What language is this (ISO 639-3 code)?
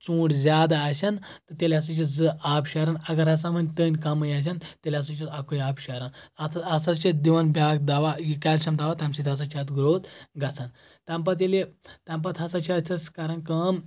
kas